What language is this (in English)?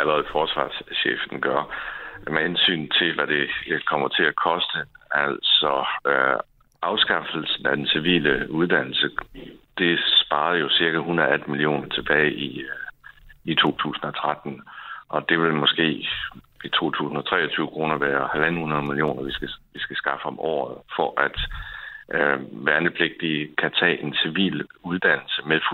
Danish